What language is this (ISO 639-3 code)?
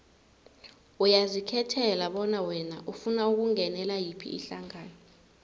nbl